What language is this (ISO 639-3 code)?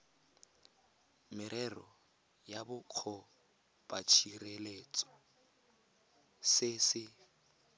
tsn